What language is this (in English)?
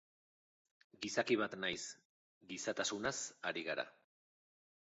Basque